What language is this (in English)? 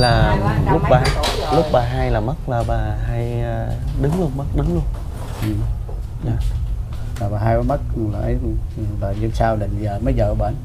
Vietnamese